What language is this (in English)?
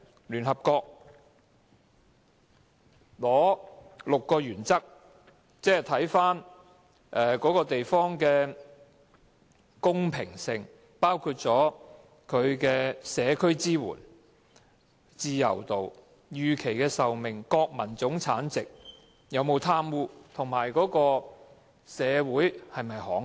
Cantonese